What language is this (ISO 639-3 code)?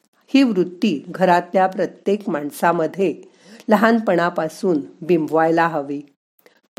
mar